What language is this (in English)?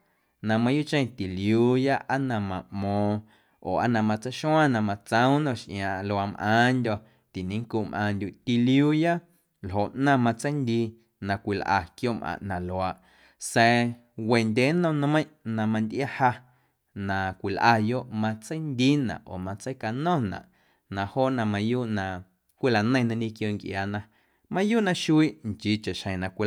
Guerrero Amuzgo